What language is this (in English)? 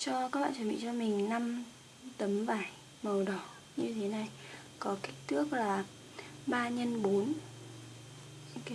Vietnamese